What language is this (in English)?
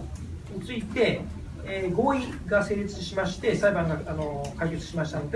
Japanese